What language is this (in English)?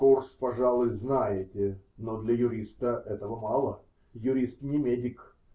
Russian